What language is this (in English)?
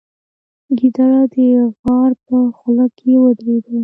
Pashto